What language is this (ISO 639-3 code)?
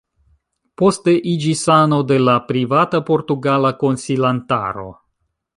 epo